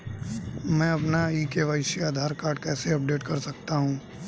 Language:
Hindi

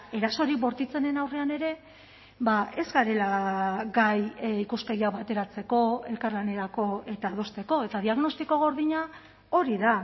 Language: Basque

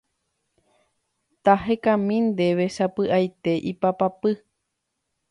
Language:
Guarani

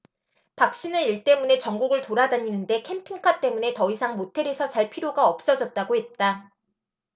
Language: Korean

